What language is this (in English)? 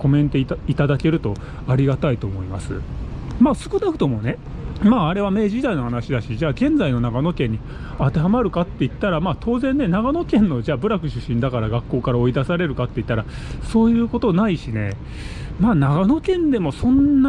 Japanese